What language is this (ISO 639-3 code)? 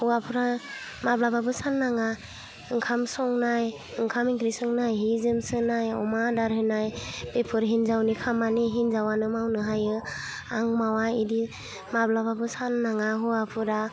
brx